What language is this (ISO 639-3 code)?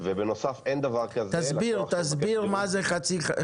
heb